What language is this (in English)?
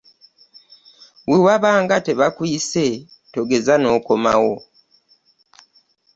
Ganda